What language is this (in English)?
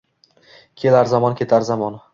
Uzbek